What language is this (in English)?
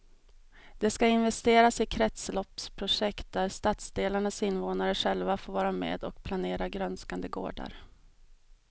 Swedish